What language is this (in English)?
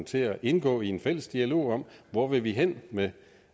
Danish